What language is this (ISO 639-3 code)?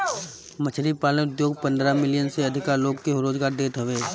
bho